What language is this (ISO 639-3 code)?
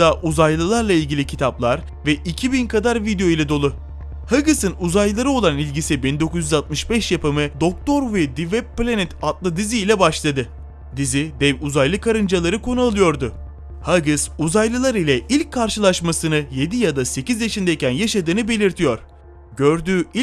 tur